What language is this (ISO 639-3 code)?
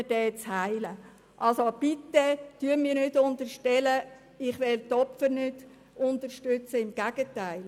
gsw